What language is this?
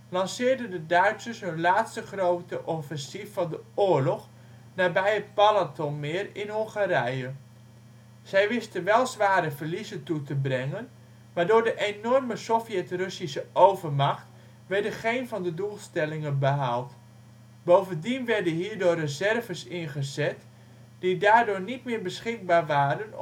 Dutch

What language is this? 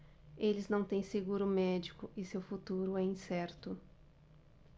Portuguese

